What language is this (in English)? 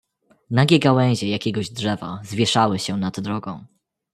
Polish